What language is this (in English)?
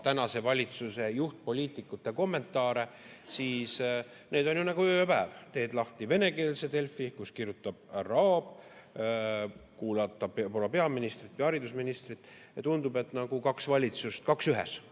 Estonian